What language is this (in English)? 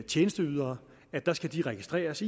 Danish